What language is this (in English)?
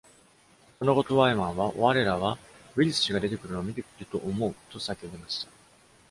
Japanese